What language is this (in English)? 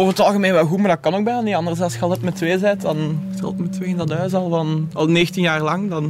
Dutch